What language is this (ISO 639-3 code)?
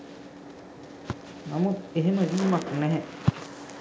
sin